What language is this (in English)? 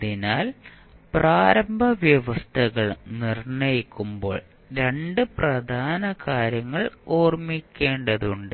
Malayalam